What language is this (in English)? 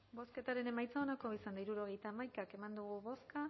Basque